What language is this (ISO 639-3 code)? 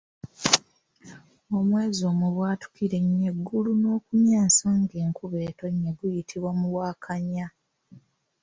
lug